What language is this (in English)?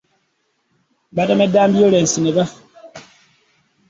Ganda